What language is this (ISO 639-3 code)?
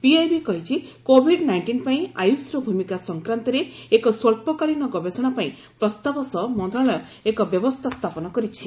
ori